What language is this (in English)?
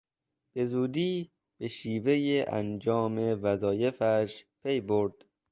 Persian